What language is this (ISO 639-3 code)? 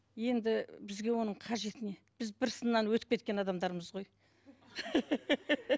kaz